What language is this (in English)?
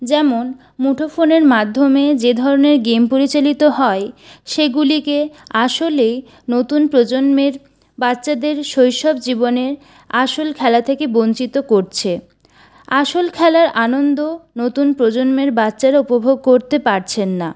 Bangla